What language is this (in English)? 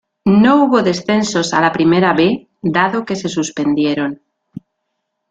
Spanish